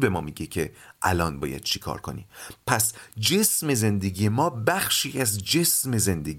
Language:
Persian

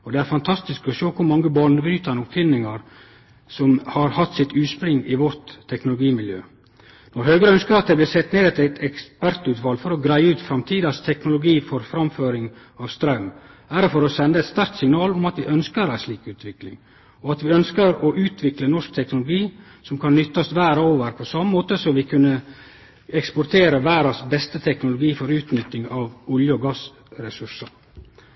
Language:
Norwegian Nynorsk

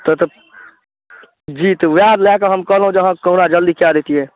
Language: Maithili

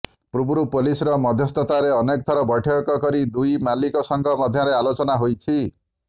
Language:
Odia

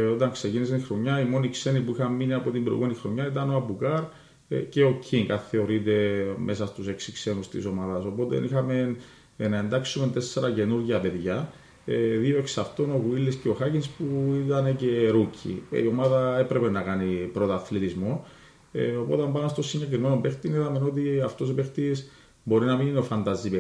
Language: Greek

